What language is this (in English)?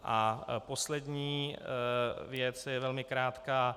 Czech